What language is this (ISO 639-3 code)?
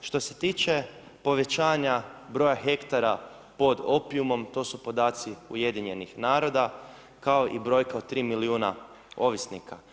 hrv